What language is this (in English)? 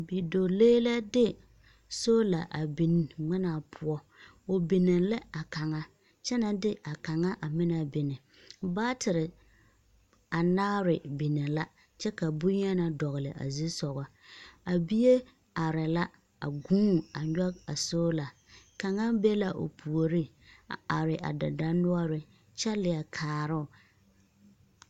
Southern Dagaare